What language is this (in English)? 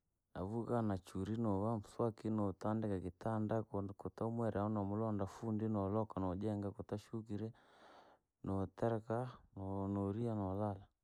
Langi